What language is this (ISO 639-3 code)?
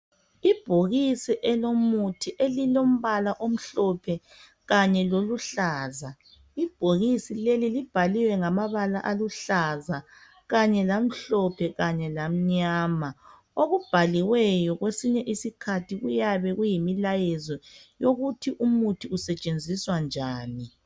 nde